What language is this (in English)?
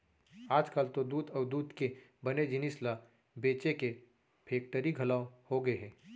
Chhattisgarhi